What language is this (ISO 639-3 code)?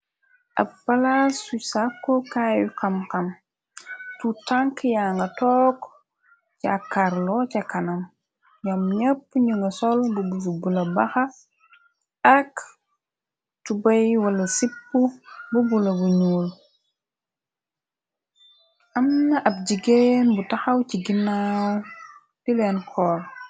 wol